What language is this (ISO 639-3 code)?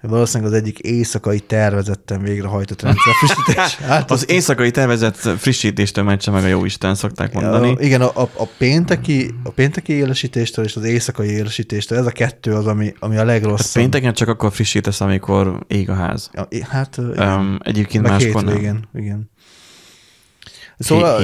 hun